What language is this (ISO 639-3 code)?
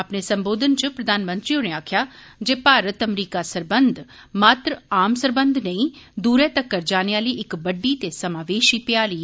doi